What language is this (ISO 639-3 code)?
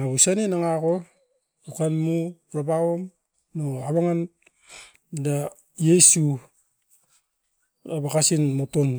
eiv